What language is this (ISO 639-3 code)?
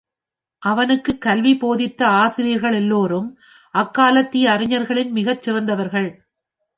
tam